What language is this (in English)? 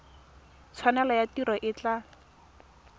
Tswana